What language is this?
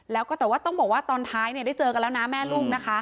Thai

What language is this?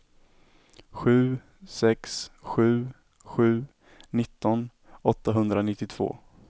Swedish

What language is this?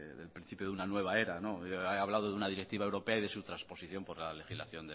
Spanish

